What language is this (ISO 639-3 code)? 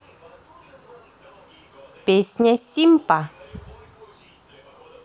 rus